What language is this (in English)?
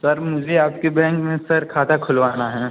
Hindi